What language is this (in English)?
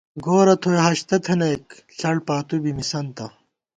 Gawar-Bati